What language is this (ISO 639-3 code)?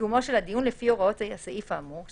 heb